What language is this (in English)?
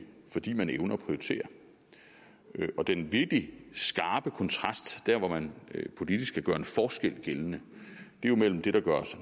Danish